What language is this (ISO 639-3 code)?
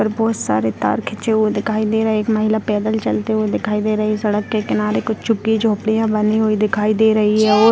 hin